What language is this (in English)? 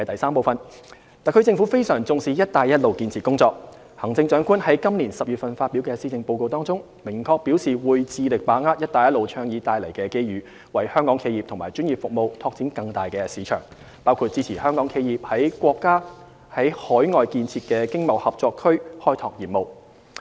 Cantonese